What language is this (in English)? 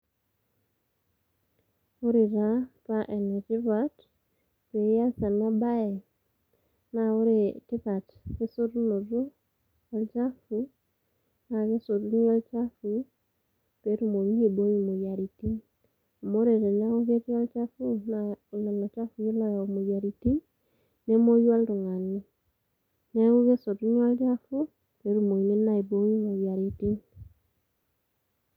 Masai